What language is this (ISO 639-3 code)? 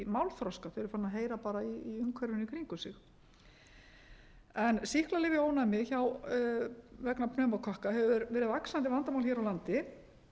isl